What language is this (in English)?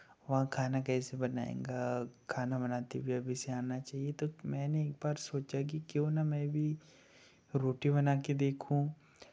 Hindi